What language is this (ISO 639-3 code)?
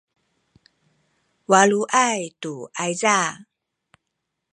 szy